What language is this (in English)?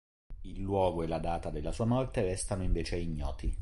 Italian